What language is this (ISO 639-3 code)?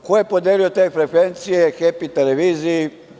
srp